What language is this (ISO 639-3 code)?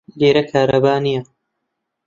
ckb